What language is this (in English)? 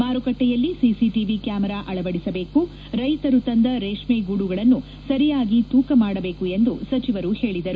Kannada